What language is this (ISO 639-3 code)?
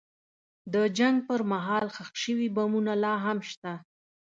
pus